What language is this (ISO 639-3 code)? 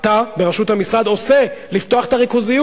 heb